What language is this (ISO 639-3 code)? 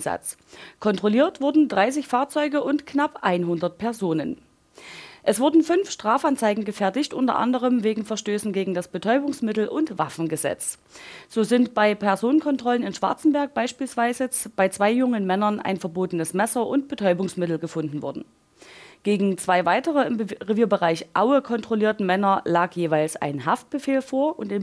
deu